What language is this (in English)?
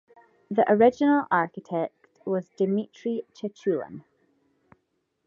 English